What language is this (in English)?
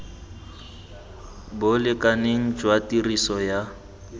Tswana